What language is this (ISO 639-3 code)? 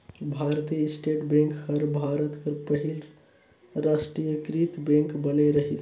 hne